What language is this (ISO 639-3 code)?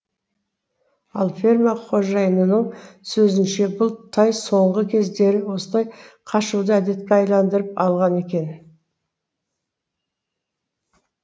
kaz